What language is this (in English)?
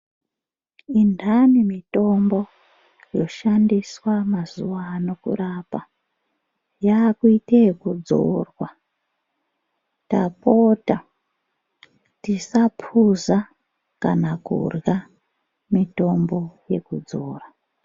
Ndau